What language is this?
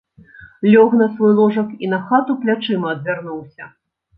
Belarusian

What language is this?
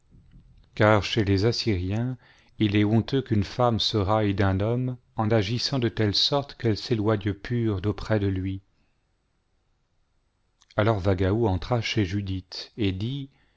French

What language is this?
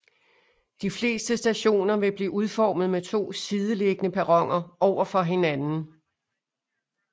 Danish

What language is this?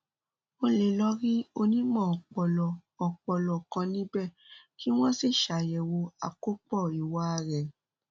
Yoruba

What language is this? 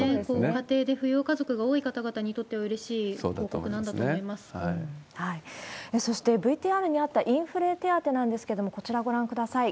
Japanese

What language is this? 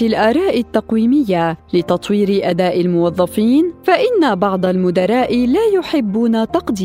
Arabic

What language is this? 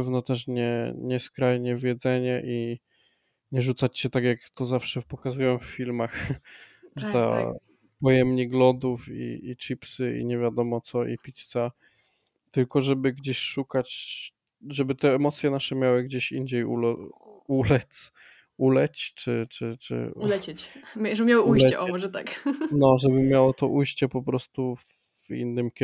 Polish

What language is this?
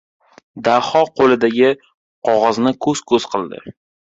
Uzbek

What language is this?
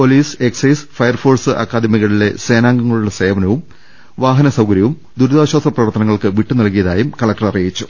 Malayalam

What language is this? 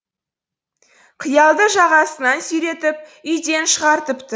Kazakh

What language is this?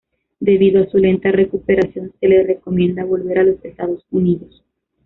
Spanish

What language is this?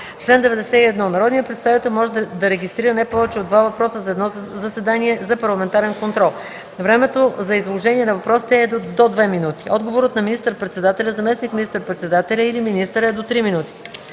Bulgarian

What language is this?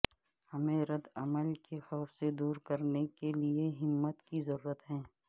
Urdu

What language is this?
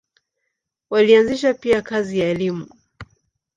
Swahili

